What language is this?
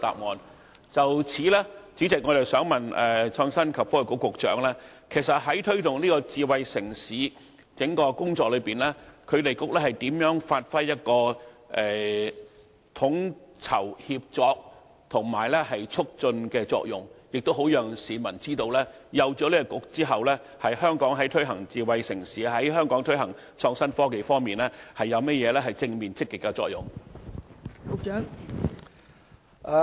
Cantonese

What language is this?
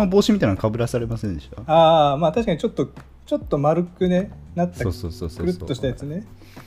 Japanese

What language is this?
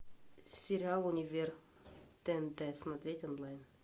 Russian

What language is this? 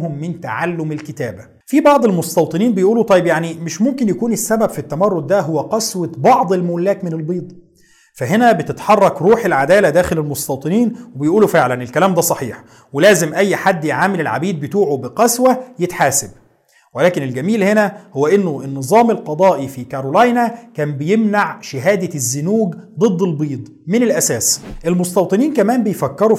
Arabic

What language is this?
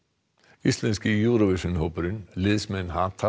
Icelandic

